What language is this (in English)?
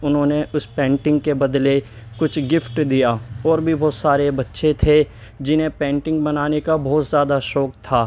Urdu